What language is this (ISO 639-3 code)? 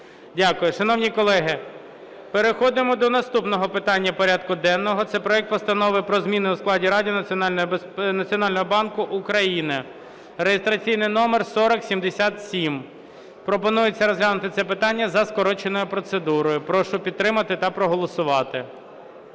ukr